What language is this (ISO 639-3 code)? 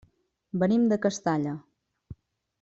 cat